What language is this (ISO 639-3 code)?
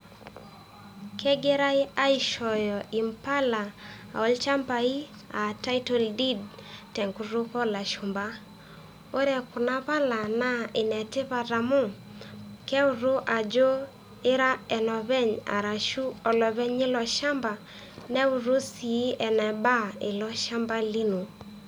mas